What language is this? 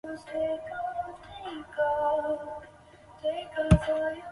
Chinese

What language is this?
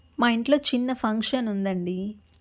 Telugu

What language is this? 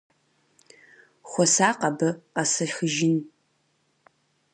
Kabardian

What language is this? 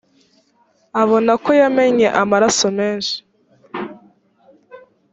Kinyarwanda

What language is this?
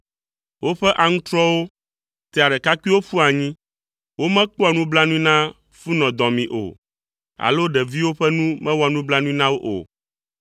Ewe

